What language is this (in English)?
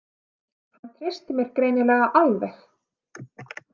Icelandic